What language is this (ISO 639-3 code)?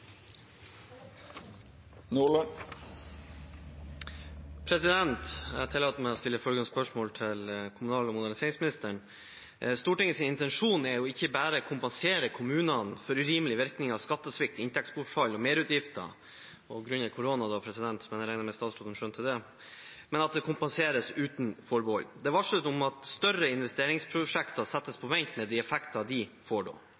nob